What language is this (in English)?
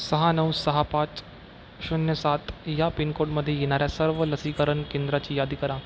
Marathi